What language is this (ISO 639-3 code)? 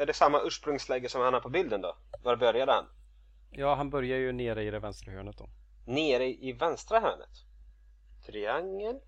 swe